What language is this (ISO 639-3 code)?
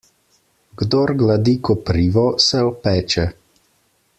slv